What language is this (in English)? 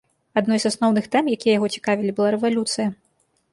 Belarusian